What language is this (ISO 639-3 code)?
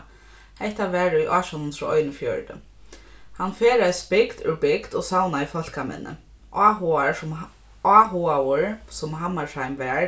fao